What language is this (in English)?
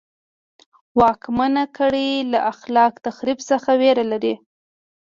Pashto